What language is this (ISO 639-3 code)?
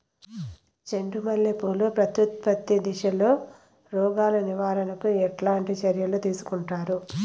tel